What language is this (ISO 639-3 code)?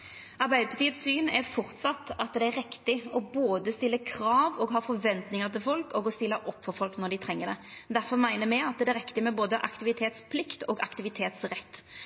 nno